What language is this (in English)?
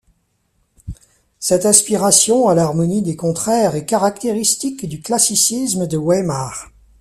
French